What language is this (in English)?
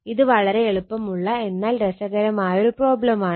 Malayalam